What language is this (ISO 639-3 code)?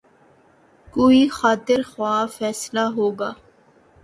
urd